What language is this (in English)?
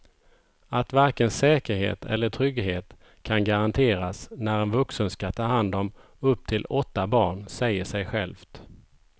Swedish